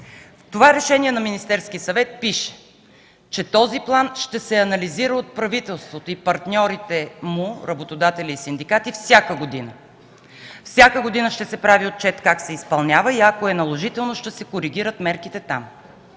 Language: Bulgarian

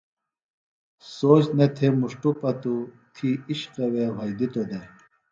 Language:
Phalura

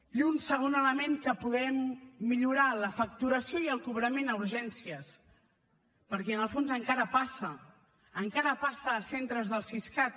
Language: Catalan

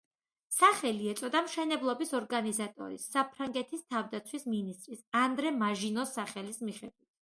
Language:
Georgian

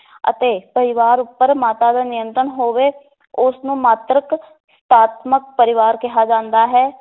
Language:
Punjabi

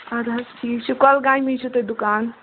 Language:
Kashmiri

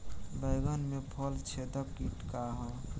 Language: Bhojpuri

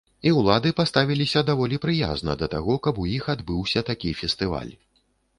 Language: Belarusian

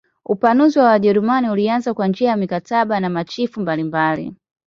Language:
Swahili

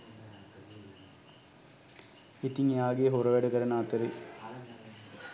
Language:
Sinhala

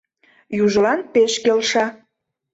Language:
Mari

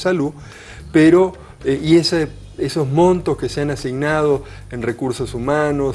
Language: Spanish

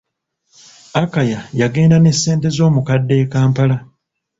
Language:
Ganda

